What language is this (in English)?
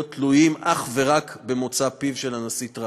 Hebrew